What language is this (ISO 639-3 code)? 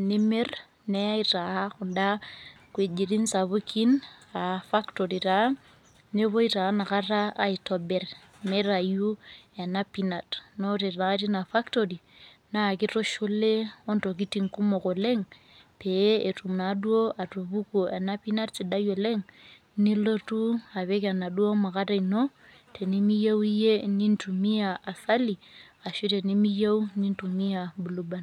mas